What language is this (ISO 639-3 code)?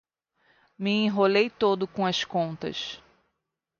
por